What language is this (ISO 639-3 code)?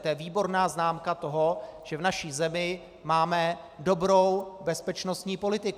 ces